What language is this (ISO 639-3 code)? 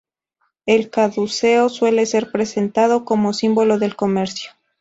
spa